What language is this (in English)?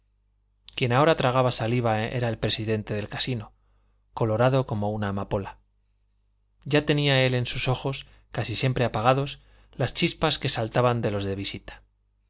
Spanish